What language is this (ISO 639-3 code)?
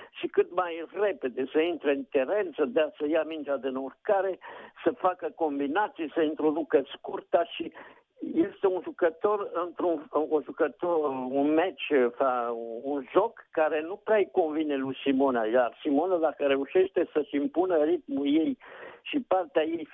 ron